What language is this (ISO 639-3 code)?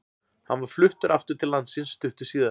isl